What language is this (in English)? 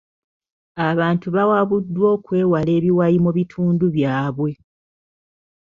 Ganda